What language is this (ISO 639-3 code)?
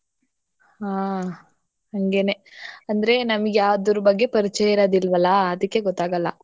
kan